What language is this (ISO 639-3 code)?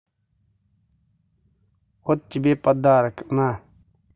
rus